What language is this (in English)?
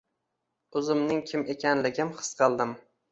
Uzbek